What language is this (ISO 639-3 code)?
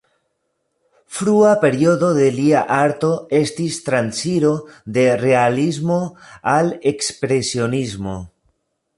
epo